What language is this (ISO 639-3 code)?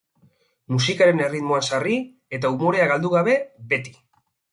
eus